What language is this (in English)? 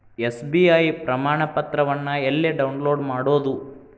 Kannada